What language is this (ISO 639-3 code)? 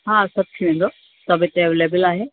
snd